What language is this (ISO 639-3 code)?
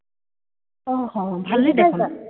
asm